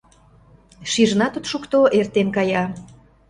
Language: Mari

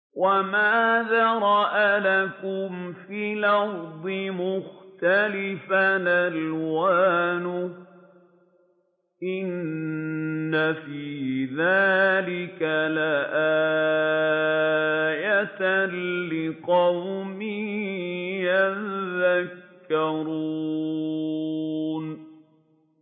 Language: Arabic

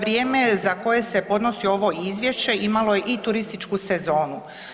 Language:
Croatian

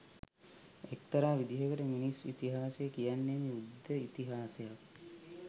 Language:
Sinhala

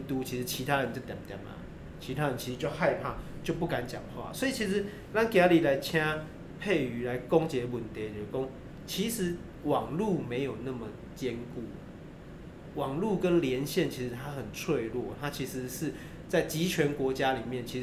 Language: Chinese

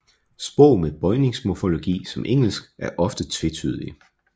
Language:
Danish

